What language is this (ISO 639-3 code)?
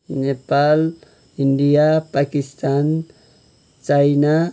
nep